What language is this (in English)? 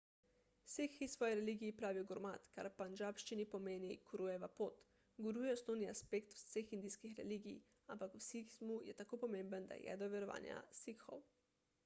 Slovenian